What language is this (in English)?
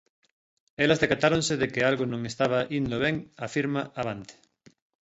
Galician